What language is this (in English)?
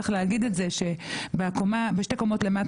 Hebrew